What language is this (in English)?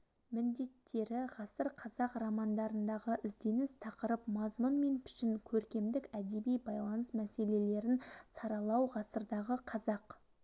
Kazakh